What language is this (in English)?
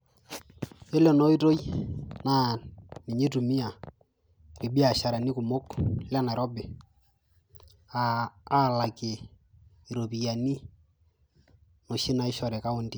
Masai